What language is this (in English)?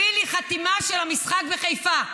Hebrew